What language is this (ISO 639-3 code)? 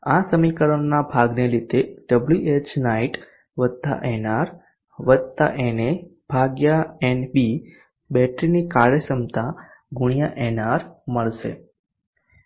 guj